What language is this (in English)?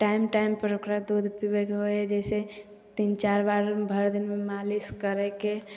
Maithili